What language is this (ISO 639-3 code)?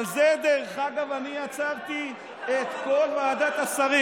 heb